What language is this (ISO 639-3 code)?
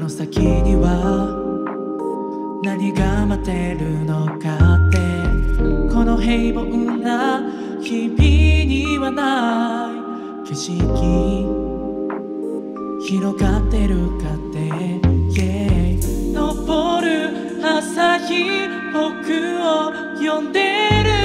tha